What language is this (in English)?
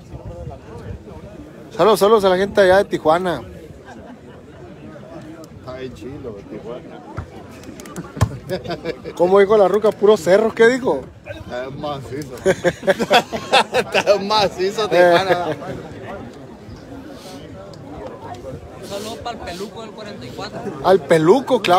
Spanish